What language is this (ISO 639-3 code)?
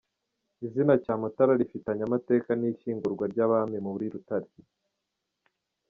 kin